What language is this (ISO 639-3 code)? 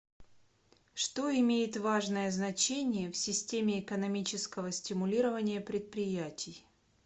rus